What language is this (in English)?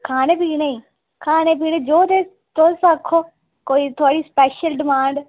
Dogri